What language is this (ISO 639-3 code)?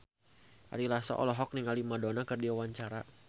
sun